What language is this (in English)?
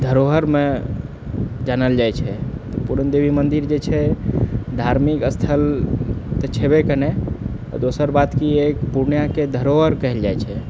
Maithili